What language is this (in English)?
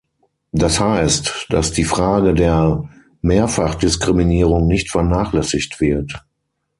German